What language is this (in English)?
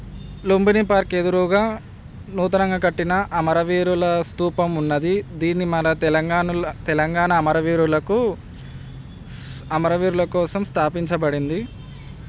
Telugu